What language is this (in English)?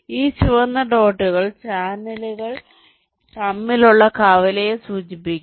Malayalam